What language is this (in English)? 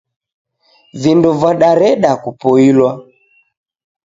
Taita